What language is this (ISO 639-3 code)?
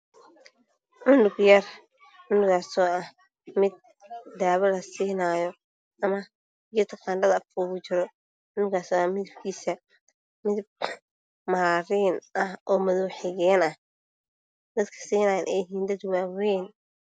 som